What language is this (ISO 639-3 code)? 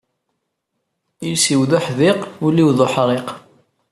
kab